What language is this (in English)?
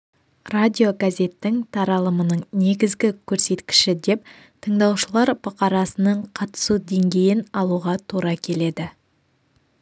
Kazakh